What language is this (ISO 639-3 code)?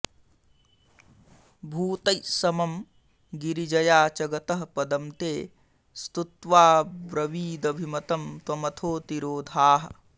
san